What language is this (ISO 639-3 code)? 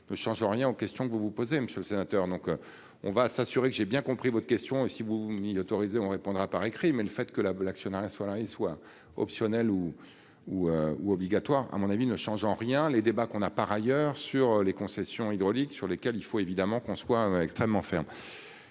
fra